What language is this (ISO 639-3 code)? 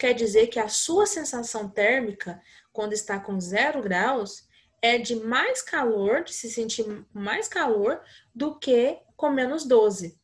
por